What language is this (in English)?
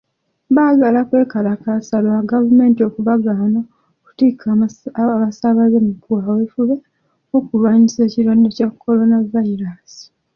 Ganda